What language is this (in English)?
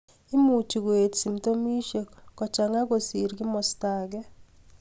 Kalenjin